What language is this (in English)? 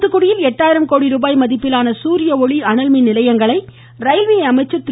Tamil